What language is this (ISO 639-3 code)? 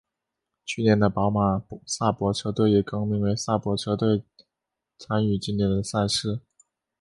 zho